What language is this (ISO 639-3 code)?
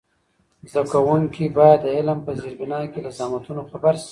pus